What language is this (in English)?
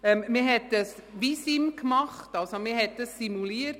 Swiss German